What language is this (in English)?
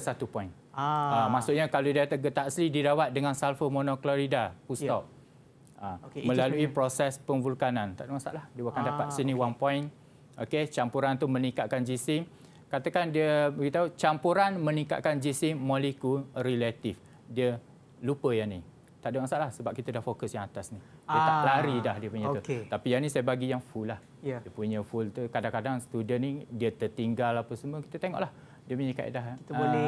Malay